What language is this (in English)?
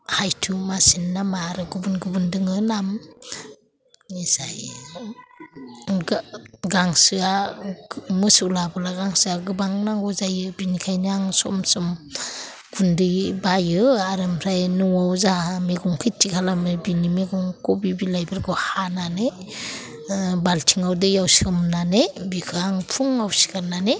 Bodo